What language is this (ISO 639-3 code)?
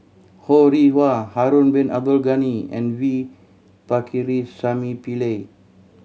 eng